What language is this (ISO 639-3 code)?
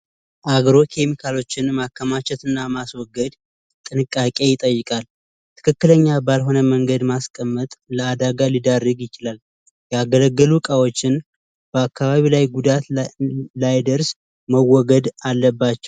amh